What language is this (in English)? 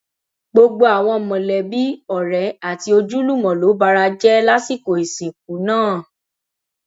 Yoruba